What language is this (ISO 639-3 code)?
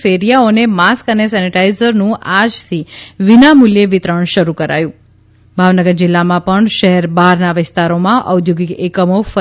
guj